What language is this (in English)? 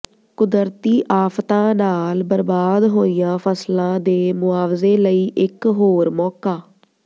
Punjabi